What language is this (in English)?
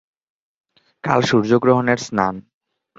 Bangla